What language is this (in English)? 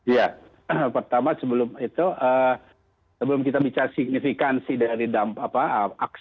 Indonesian